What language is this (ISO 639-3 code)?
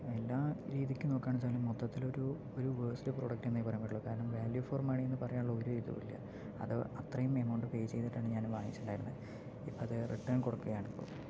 mal